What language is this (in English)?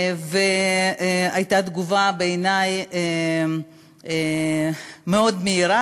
Hebrew